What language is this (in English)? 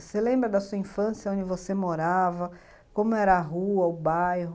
Portuguese